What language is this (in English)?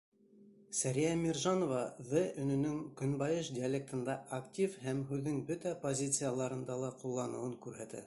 Bashkir